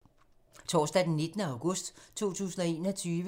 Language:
Danish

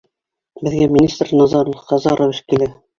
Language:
Bashkir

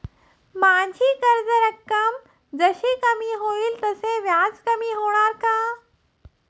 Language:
Marathi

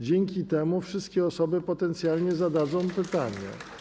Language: Polish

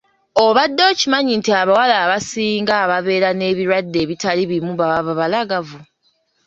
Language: Ganda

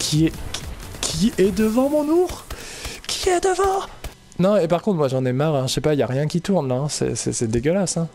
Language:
French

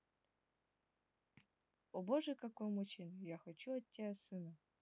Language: Russian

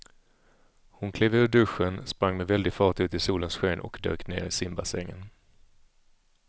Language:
Swedish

